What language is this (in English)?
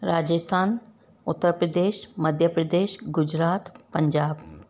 Sindhi